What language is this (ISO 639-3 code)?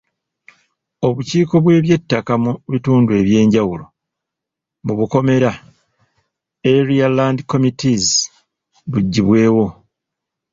lug